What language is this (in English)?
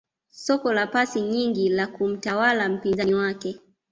Swahili